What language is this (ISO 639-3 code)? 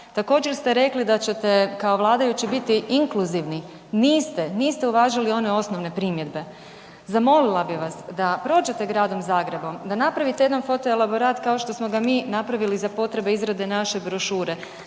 hrv